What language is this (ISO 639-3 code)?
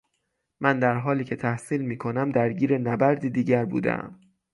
fas